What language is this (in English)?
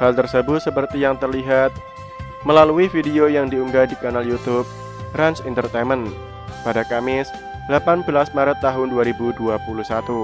Indonesian